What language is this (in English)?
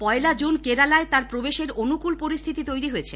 Bangla